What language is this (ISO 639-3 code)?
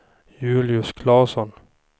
swe